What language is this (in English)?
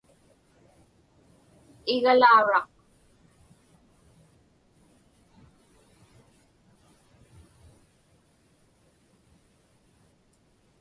Inupiaq